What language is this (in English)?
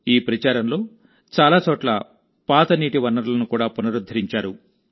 Telugu